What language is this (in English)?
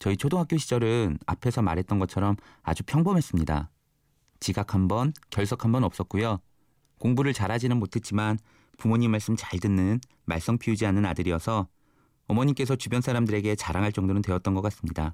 Korean